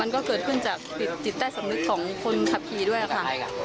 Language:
Thai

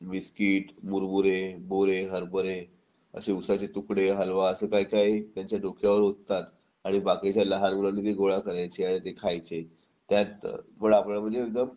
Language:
Marathi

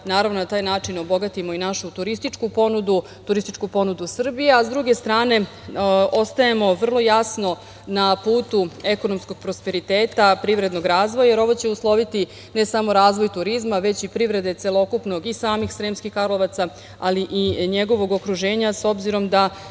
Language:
Serbian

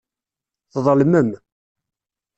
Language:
Kabyle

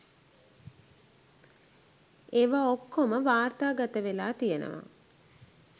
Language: Sinhala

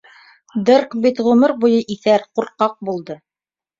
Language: Bashkir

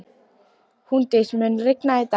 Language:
Icelandic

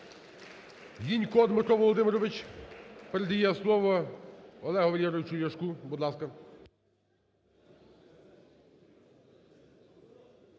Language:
Ukrainian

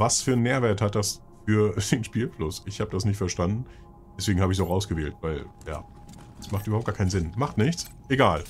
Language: German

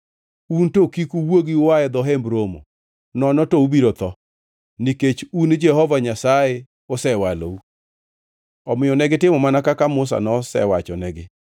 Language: Luo (Kenya and Tanzania)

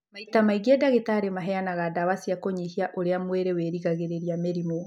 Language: Kikuyu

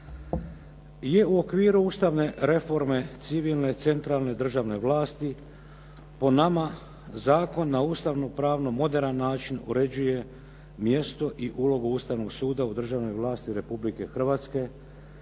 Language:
Croatian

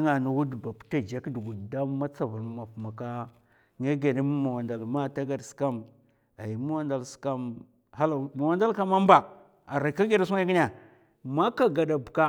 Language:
Mafa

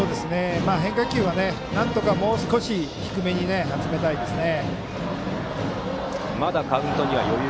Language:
Japanese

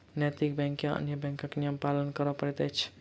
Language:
Maithili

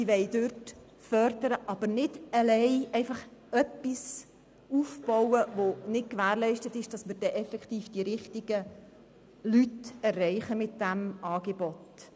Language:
Swiss German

